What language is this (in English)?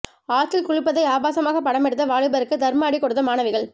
Tamil